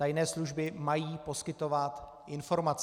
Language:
Czech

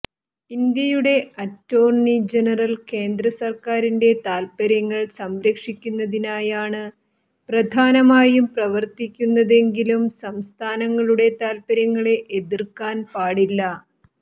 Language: Malayalam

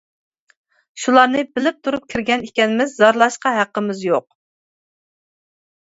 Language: Uyghur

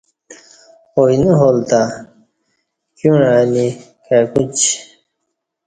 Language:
Kati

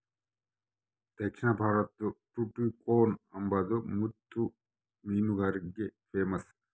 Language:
Kannada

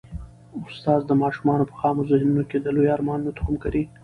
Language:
Pashto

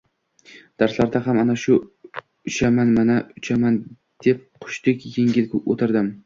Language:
Uzbek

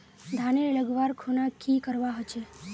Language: Magahi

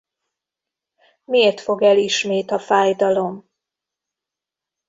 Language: Hungarian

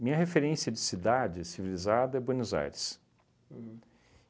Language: Portuguese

